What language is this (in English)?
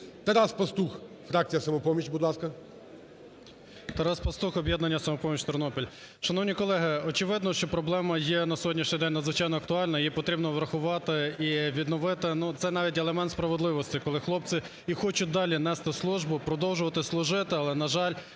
Ukrainian